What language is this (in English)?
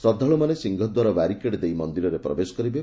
Odia